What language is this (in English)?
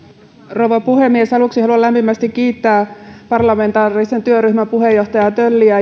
Finnish